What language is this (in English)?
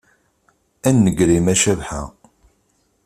Kabyle